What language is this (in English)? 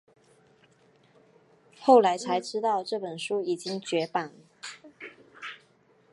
Chinese